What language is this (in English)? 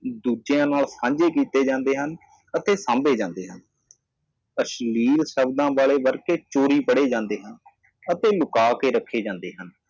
Punjabi